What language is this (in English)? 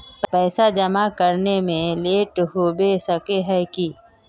Magahi